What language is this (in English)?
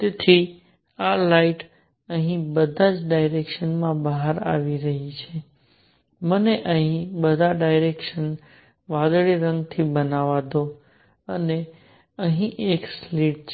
Gujarati